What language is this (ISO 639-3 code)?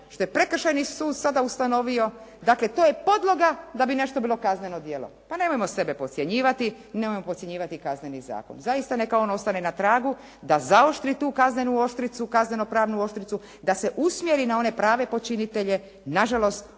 hrv